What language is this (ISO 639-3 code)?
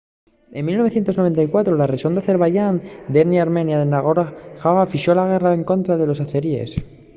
ast